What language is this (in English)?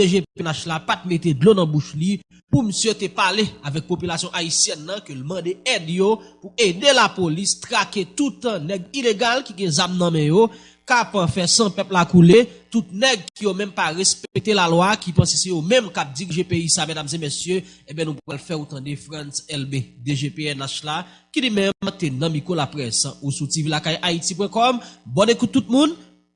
French